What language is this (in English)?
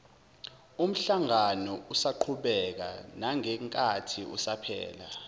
Zulu